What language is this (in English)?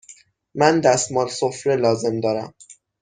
Persian